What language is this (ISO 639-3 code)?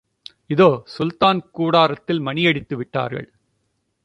tam